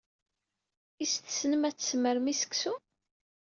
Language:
Kabyle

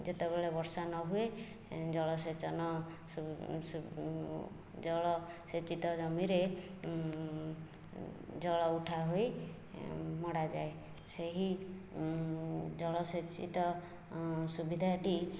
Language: Odia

